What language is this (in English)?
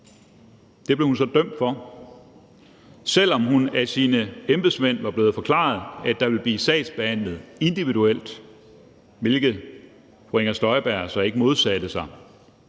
Danish